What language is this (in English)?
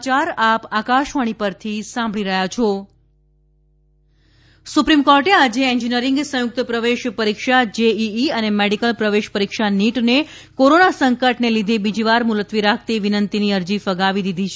Gujarati